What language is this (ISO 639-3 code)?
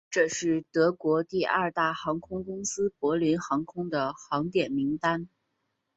zho